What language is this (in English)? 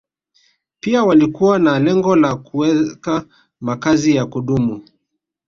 Swahili